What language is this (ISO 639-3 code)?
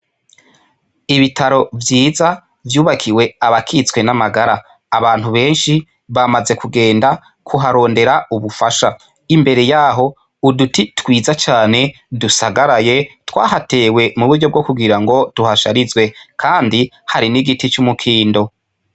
run